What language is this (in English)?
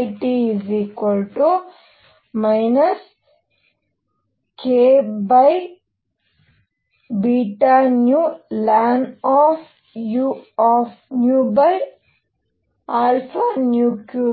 Kannada